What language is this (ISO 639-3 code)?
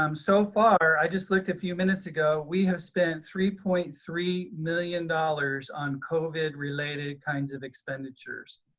eng